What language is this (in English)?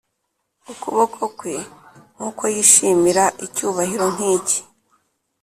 Kinyarwanda